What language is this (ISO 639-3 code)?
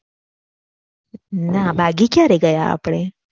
guj